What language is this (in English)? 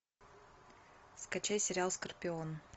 Russian